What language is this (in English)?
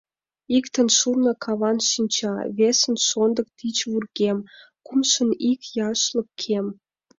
Mari